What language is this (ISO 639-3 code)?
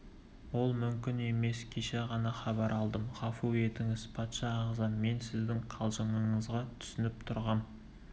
kaz